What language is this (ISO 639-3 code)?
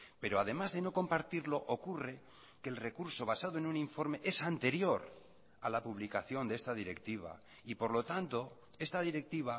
spa